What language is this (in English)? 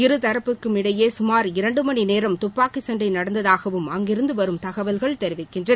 Tamil